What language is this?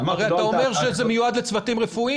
Hebrew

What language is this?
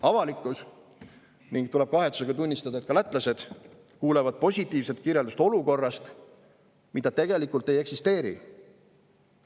Estonian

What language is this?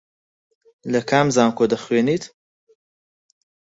Central Kurdish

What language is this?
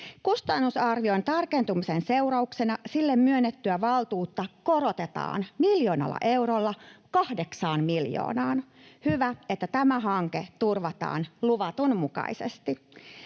Finnish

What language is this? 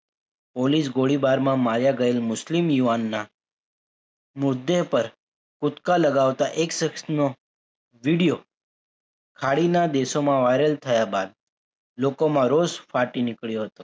Gujarati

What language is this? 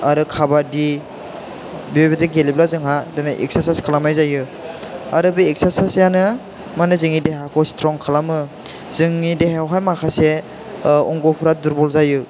Bodo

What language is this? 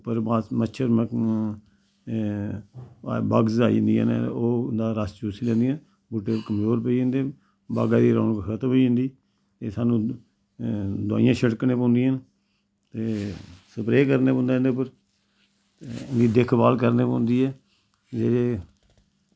Dogri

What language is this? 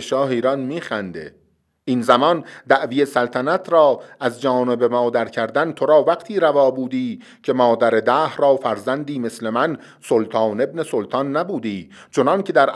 Persian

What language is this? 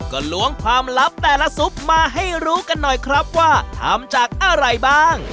Thai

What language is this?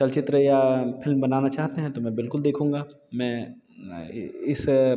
Hindi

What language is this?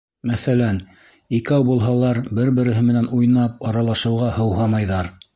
Bashkir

